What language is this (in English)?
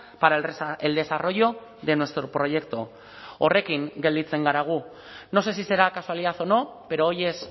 Spanish